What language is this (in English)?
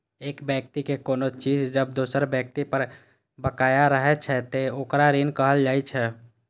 Maithili